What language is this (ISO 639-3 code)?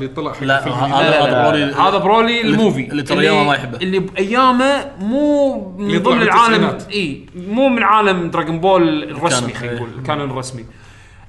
ara